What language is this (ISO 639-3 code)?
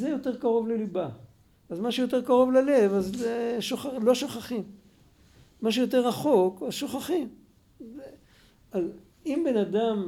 heb